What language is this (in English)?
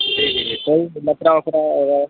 Urdu